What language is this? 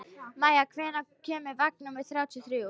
Icelandic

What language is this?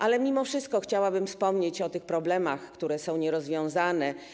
Polish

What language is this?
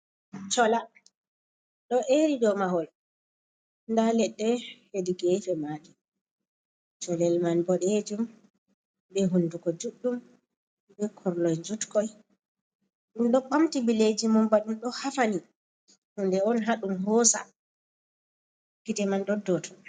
Fula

